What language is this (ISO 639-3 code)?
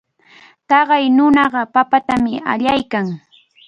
qvl